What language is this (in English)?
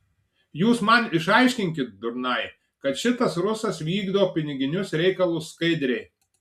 Lithuanian